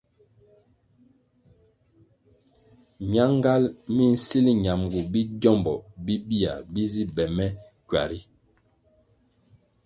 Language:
Kwasio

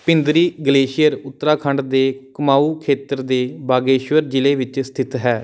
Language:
Punjabi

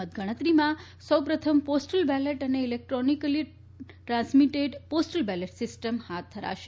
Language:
Gujarati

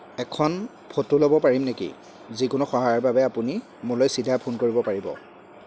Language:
Assamese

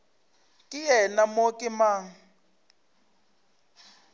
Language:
Northern Sotho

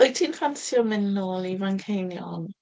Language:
Welsh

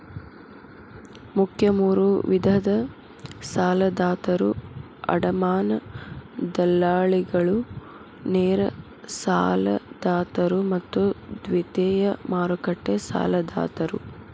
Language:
Kannada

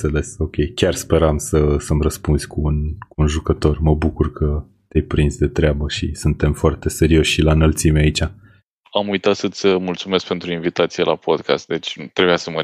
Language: Romanian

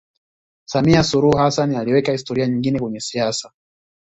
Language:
Swahili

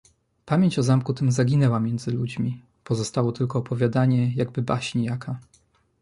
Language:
Polish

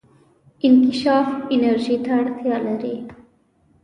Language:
Pashto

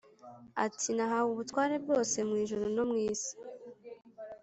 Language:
Kinyarwanda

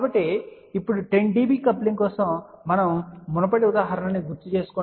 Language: Telugu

